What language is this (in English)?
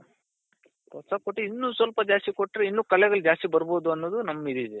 Kannada